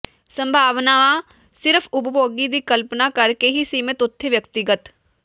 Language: Punjabi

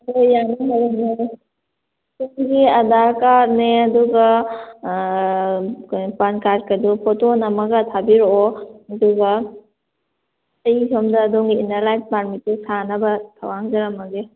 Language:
Manipuri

